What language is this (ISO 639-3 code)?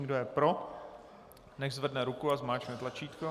ces